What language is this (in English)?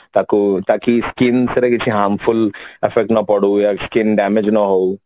Odia